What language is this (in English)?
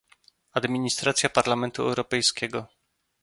Polish